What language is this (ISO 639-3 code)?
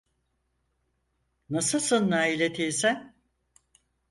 tur